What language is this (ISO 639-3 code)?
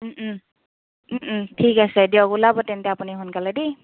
asm